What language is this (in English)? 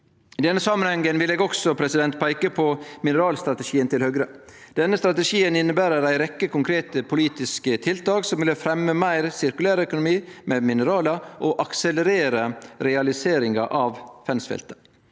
Norwegian